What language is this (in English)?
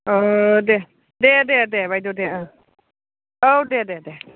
Bodo